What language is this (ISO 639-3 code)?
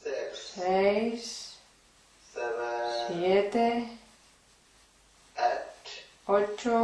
spa